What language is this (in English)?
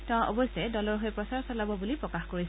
Assamese